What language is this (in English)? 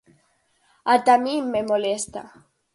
Galician